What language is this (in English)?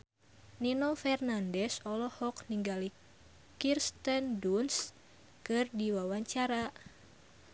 Sundanese